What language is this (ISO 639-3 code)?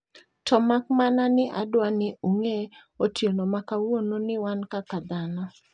luo